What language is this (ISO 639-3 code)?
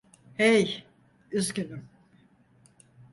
tur